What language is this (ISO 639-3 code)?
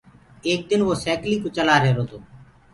ggg